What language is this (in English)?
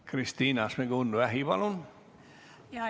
Estonian